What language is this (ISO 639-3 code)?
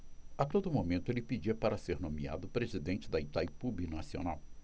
por